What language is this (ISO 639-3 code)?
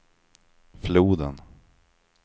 swe